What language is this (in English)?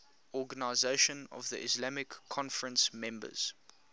English